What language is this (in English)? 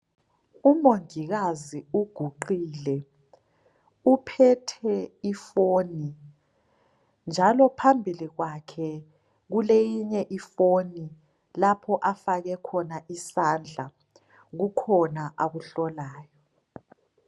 North Ndebele